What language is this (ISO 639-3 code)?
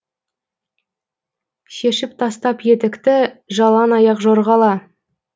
kaz